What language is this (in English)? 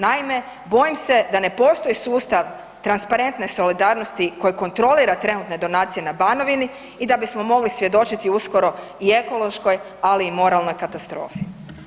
Croatian